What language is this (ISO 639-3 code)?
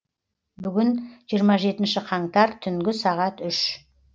kaz